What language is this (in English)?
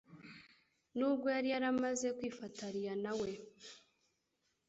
Kinyarwanda